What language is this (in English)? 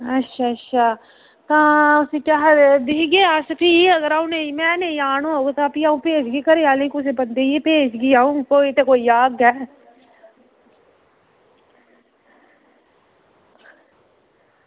Dogri